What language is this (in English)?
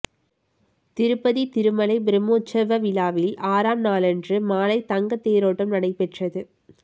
Tamil